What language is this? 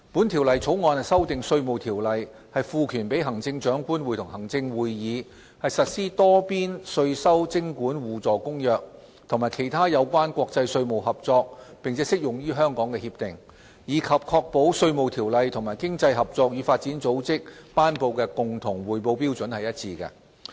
Cantonese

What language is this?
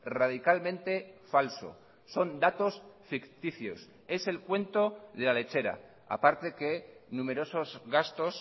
Spanish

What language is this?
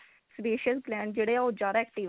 Punjabi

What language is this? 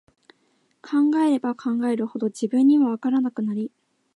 Japanese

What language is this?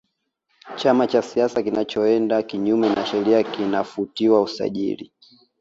Swahili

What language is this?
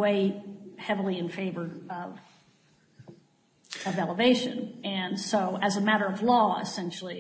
English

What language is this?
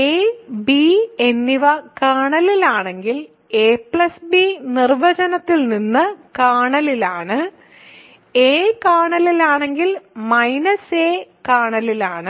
Malayalam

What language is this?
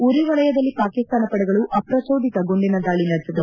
Kannada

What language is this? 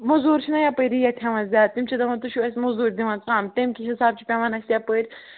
Kashmiri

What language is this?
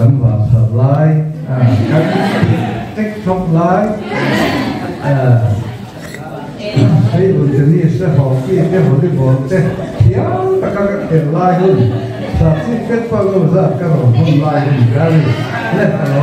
Arabic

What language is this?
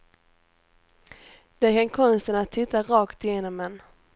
Swedish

